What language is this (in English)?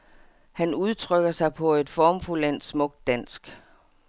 Danish